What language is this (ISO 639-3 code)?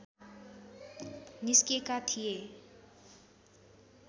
nep